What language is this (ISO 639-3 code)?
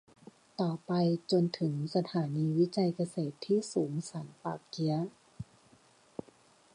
tha